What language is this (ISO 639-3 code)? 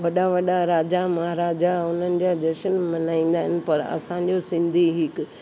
snd